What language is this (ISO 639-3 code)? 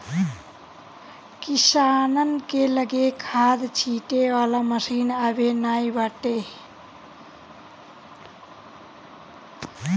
bho